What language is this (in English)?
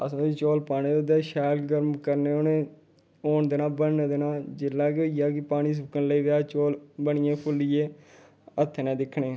Dogri